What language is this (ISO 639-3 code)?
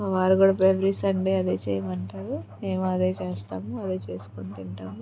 tel